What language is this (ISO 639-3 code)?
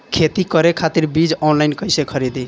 bho